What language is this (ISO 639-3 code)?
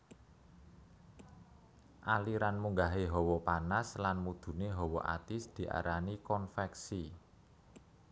jav